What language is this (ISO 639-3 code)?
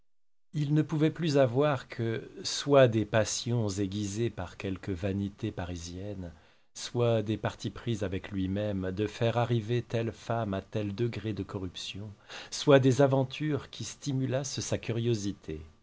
fra